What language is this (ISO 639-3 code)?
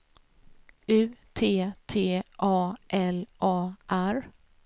swe